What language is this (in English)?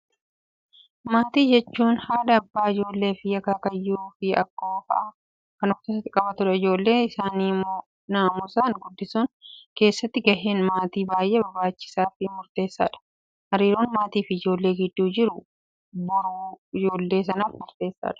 Oromo